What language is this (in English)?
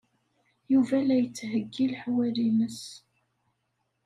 Kabyle